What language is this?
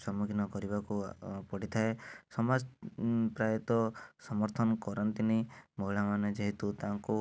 Odia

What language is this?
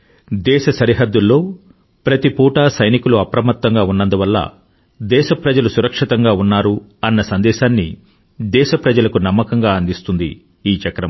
Telugu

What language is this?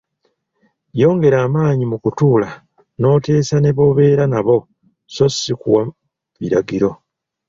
Ganda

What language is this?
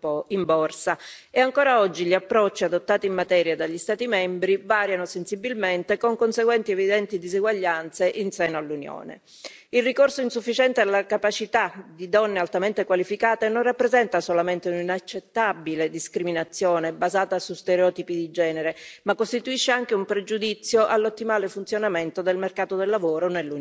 Italian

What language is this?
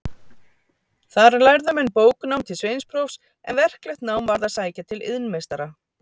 Icelandic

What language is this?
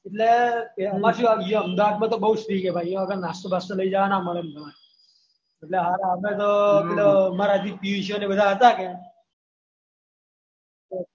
Gujarati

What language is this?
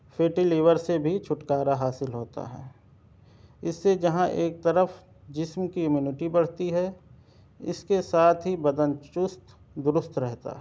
Urdu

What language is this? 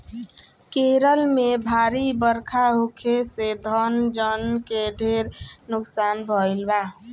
Bhojpuri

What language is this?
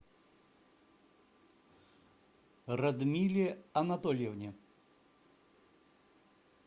Russian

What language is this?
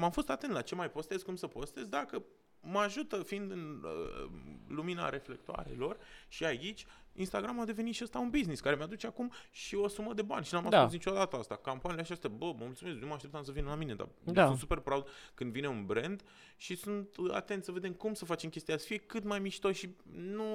Romanian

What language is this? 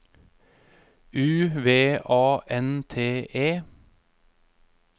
Norwegian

